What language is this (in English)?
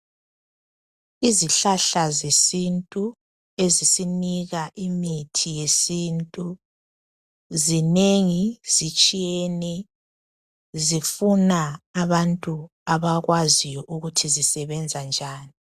North Ndebele